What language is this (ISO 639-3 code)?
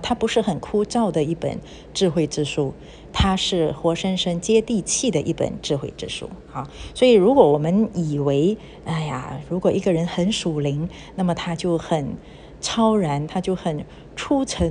zho